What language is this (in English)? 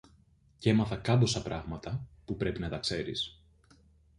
Greek